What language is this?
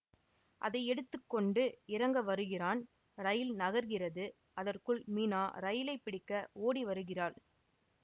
Tamil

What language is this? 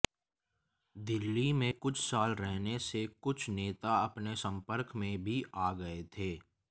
Hindi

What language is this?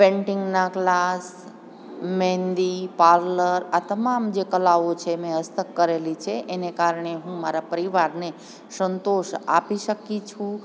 Gujarati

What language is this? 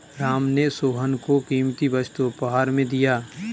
Hindi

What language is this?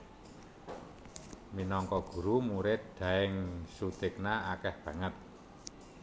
Javanese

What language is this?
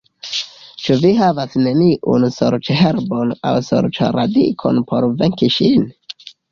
Esperanto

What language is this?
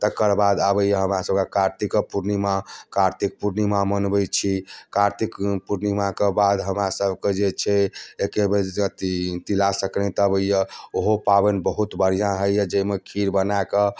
Maithili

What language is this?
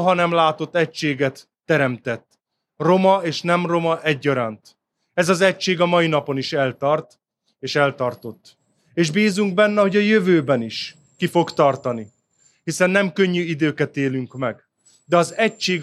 Hungarian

